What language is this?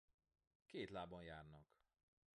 Hungarian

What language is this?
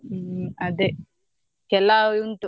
Kannada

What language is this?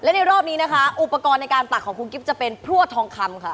Thai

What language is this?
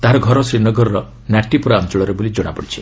Odia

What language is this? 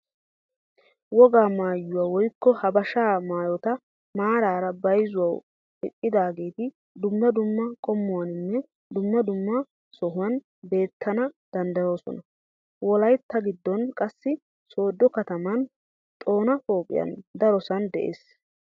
Wolaytta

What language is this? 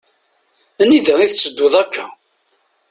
Kabyle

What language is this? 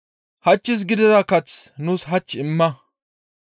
Gamo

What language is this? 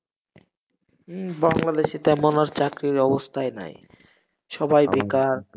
Bangla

